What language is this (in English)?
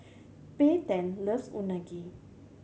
English